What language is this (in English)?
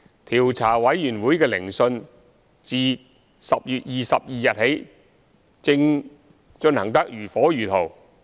Cantonese